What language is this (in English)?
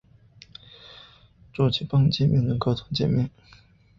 Chinese